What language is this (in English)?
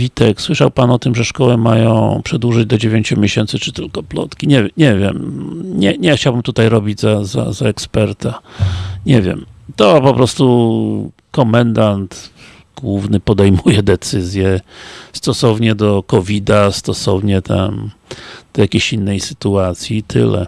Polish